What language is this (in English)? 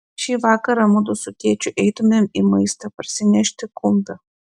Lithuanian